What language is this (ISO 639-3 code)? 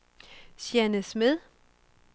dan